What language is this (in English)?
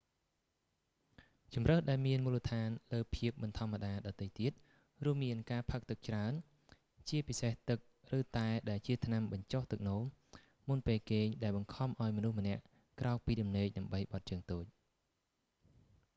Khmer